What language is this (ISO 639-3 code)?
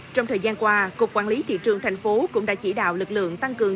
vie